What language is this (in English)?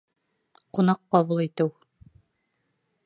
Bashkir